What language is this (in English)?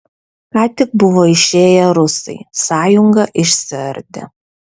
Lithuanian